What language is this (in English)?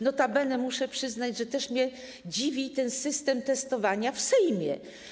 Polish